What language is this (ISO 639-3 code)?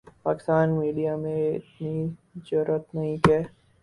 urd